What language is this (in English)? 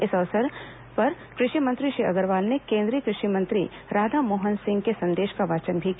Hindi